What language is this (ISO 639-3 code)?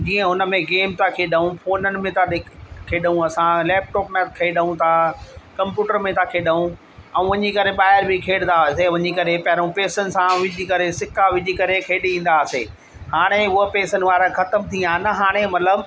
snd